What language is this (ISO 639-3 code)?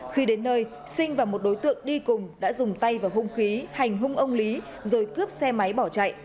vie